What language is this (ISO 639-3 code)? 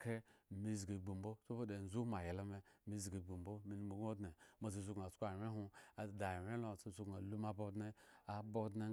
ego